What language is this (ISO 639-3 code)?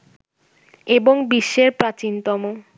ben